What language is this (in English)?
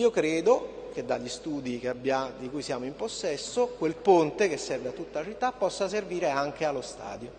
Italian